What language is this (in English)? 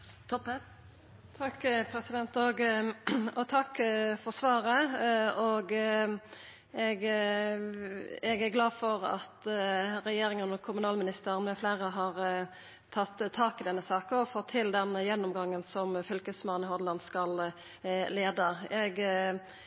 Norwegian Nynorsk